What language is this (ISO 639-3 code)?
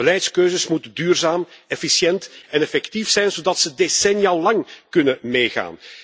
nld